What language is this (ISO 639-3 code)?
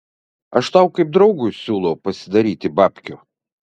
lit